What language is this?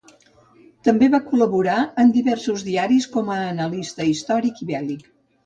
Catalan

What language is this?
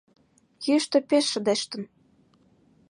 Mari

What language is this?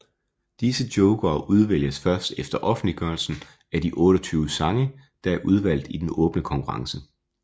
Danish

